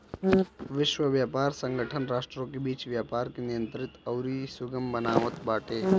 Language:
Bhojpuri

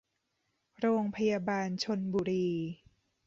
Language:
Thai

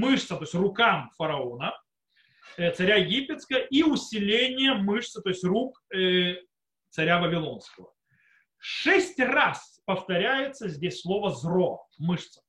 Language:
Russian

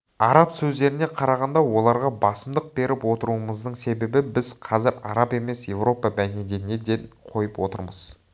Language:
Kazakh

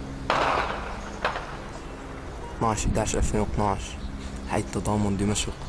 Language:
Arabic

